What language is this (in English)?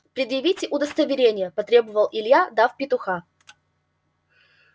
Russian